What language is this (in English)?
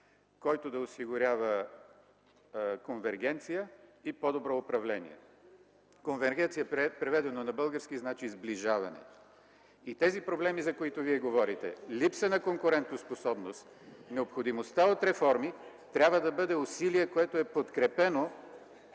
Bulgarian